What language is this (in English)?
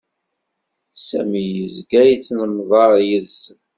Kabyle